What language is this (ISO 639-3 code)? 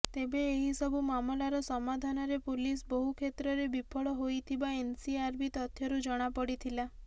ori